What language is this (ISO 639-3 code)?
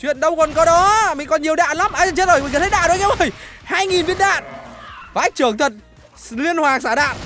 vie